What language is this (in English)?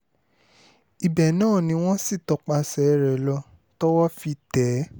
Yoruba